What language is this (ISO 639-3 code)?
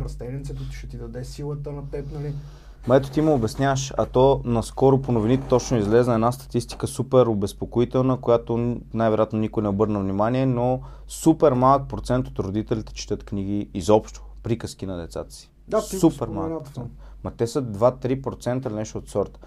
bul